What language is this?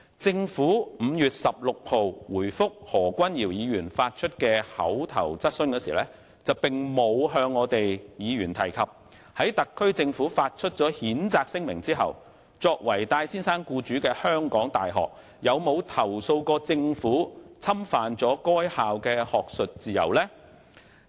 Cantonese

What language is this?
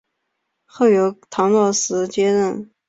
Chinese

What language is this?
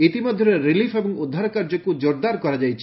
Odia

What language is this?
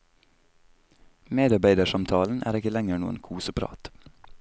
Norwegian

